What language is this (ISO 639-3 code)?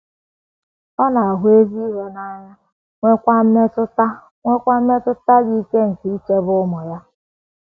ibo